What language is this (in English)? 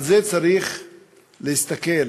Hebrew